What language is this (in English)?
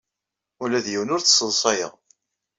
Kabyle